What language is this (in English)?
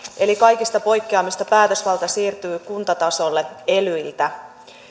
Finnish